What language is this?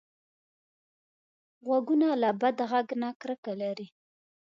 Pashto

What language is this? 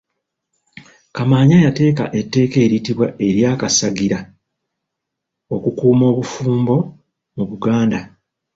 Ganda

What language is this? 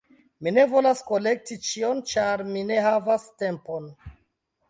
Esperanto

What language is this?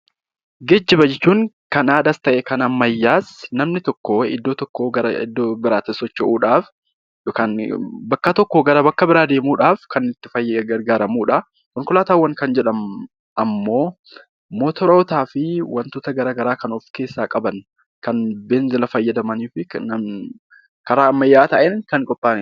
Oromo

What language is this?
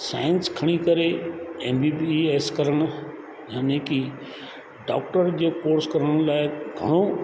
Sindhi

